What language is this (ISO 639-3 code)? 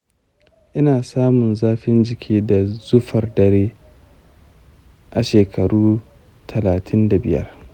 hau